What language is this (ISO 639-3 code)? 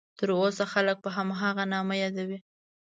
pus